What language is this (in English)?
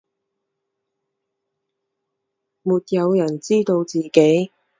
Chinese